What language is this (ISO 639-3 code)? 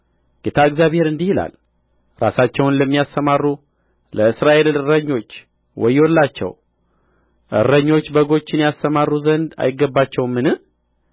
amh